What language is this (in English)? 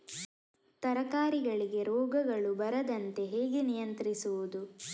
Kannada